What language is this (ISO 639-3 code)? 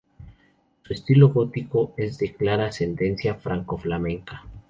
spa